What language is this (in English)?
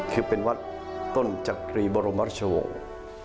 Thai